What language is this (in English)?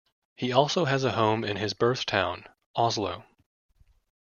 English